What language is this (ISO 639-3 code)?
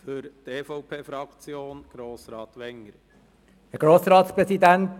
gsw